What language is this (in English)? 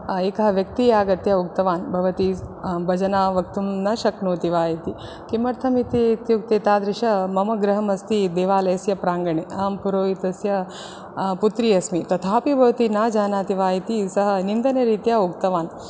Sanskrit